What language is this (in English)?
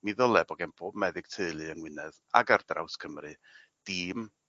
Welsh